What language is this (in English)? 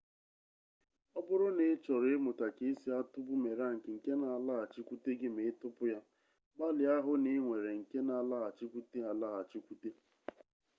Igbo